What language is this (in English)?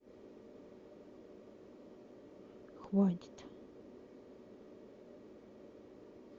Russian